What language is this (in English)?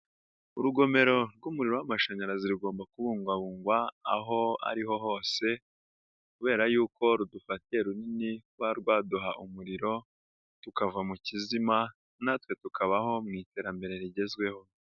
Kinyarwanda